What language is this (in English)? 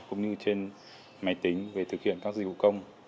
Vietnamese